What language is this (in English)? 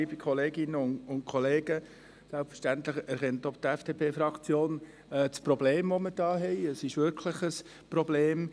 Swiss German